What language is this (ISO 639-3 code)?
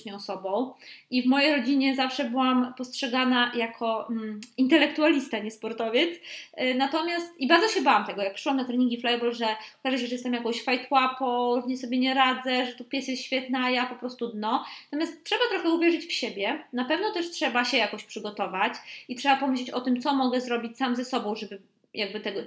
pol